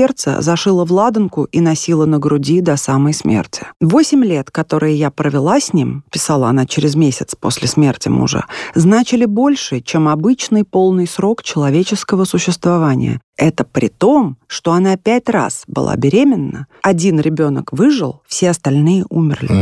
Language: Russian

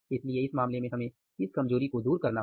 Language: Hindi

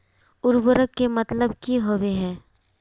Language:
Magahi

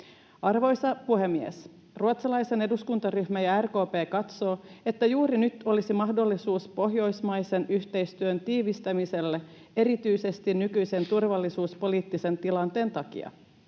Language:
Finnish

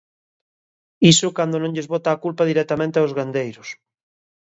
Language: Galician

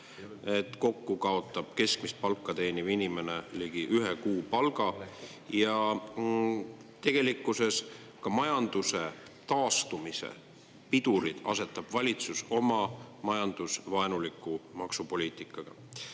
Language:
Estonian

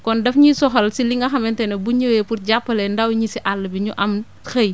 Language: Wolof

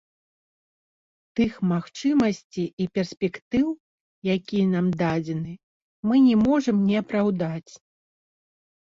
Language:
Belarusian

